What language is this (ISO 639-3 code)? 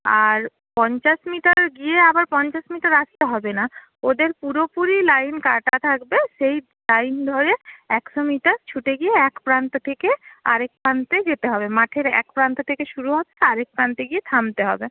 ben